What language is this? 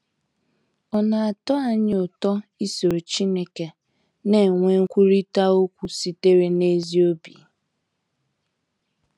Igbo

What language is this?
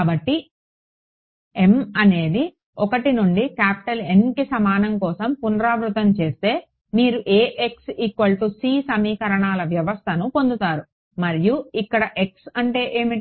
Telugu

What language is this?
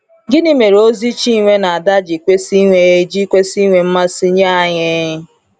Igbo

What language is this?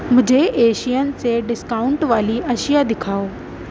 Urdu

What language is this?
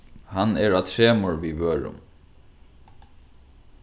Faroese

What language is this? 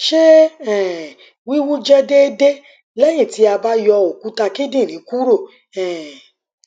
Yoruba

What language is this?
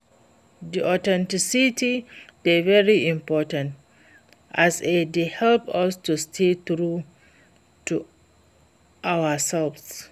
Nigerian Pidgin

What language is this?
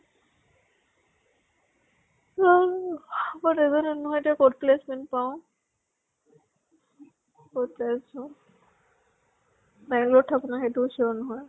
Assamese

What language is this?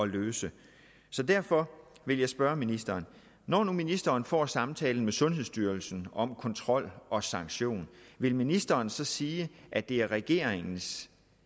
Danish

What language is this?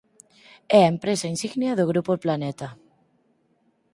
Galician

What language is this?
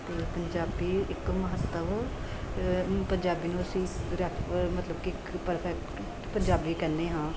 Punjabi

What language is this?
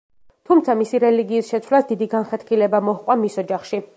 Georgian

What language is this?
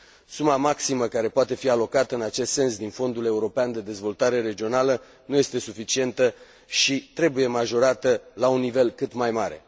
Romanian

